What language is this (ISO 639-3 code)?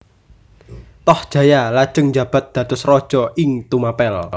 jav